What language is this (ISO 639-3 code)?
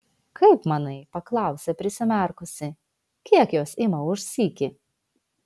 lit